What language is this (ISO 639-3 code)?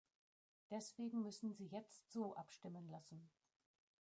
deu